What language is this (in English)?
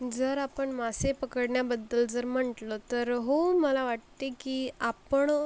Marathi